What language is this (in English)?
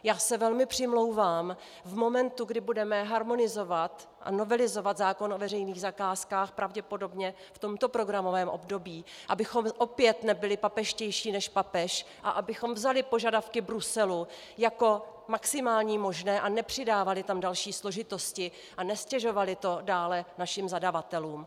Czech